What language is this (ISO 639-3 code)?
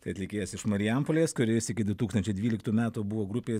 lit